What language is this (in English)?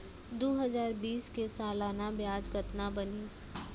Chhattisgarhi